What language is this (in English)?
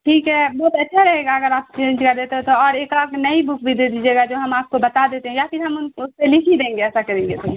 Urdu